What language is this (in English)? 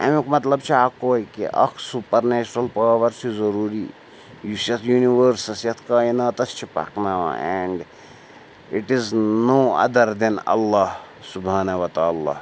Kashmiri